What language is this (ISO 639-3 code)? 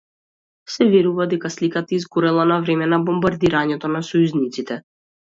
mkd